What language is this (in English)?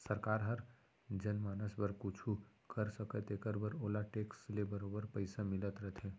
Chhattisgarhi